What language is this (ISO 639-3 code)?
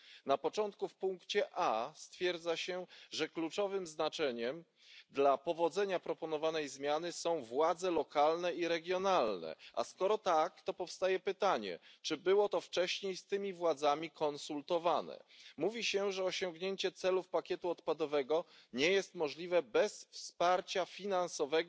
pol